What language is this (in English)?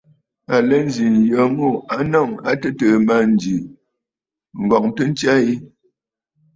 Bafut